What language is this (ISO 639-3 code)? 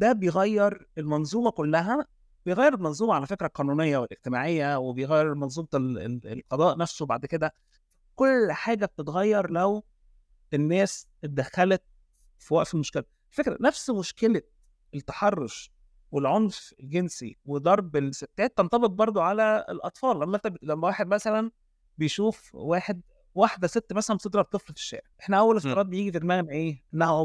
ara